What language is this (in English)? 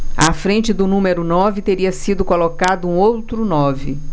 Portuguese